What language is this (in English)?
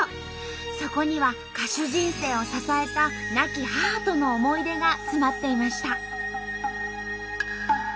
Japanese